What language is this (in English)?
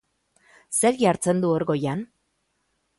Basque